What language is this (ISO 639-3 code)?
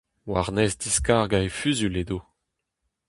bre